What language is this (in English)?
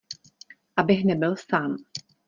Czech